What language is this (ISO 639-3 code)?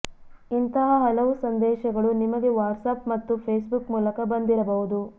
kan